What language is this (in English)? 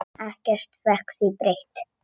Icelandic